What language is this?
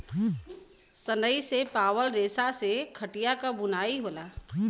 Bhojpuri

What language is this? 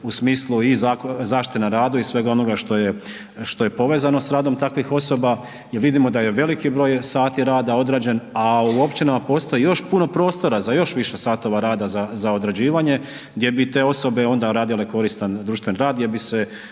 Croatian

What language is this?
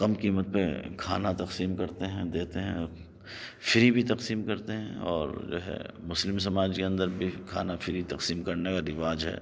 Urdu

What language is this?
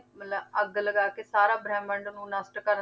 Punjabi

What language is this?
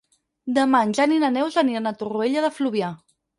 Catalan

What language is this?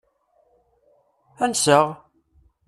Kabyle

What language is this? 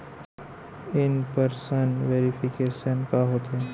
Chhattisgarhi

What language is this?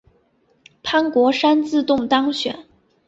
Chinese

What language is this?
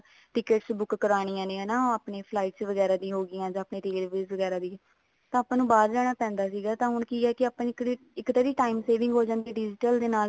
Punjabi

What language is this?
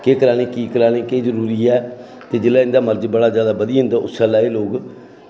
Dogri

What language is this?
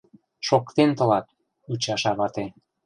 Mari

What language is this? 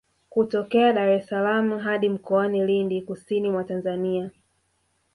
Swahili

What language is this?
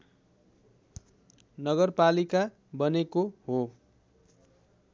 Nepali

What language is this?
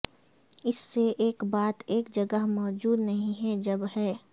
Urdu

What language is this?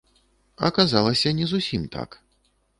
Belarusian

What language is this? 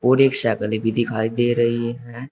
Hindi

